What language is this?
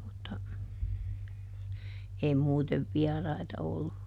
Finnish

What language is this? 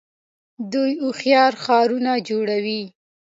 Pashto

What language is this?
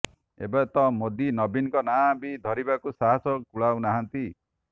Odia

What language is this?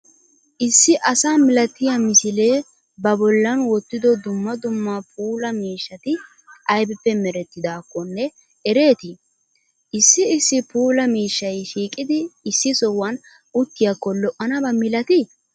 Wolaytta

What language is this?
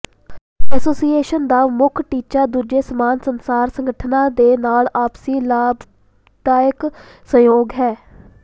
Punjabi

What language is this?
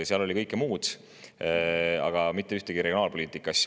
Estonian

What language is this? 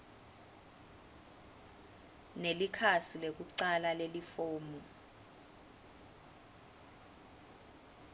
Swati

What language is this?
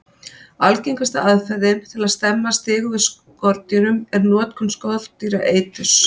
Icelandic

